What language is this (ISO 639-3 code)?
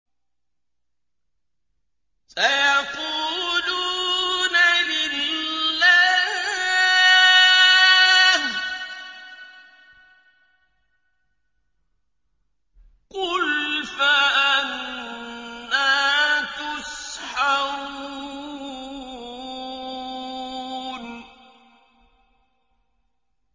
ara